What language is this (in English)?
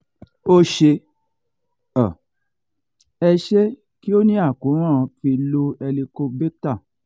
Yoruba